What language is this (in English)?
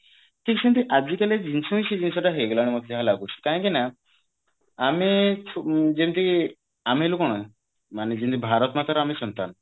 Odia